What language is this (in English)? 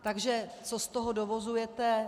Czech